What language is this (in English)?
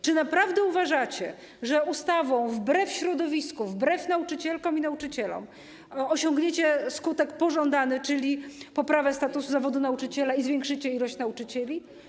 Polish